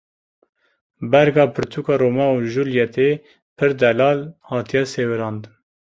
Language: Kurdish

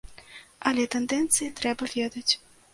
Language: Belarusian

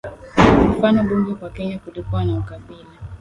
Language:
Swahili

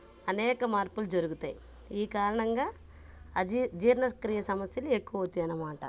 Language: Telugu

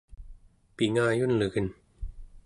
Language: Central Yupik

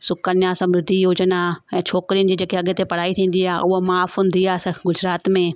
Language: Sindhi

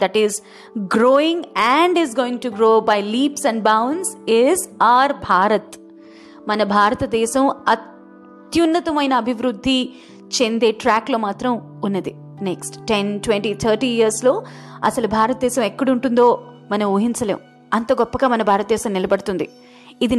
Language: Telugu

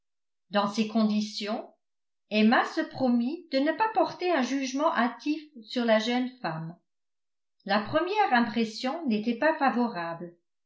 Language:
French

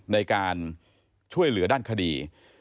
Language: Thai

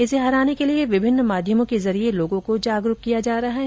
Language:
Hindi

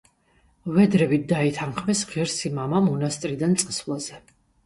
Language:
Georgian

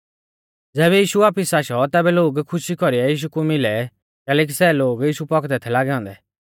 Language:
Mahasu Pahari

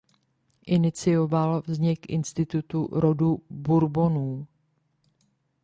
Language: Czech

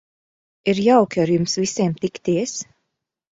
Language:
Latvian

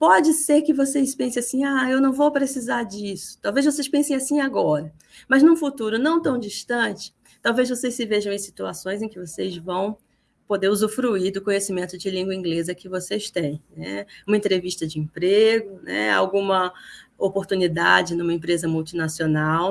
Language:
Portuguese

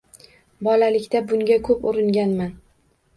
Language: Uzbek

